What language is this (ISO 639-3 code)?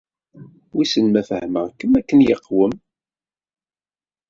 kab